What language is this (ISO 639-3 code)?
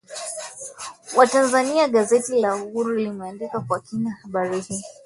swa